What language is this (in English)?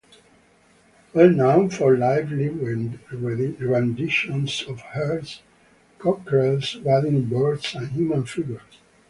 English